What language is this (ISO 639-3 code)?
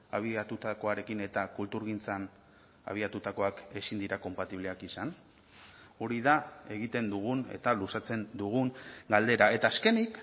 eus